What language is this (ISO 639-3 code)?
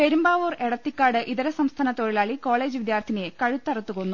mal